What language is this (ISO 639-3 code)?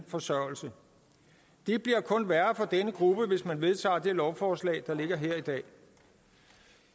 dan